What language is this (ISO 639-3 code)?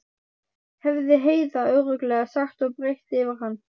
isl